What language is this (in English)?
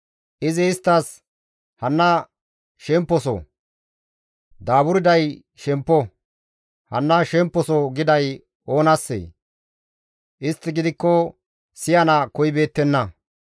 Gamo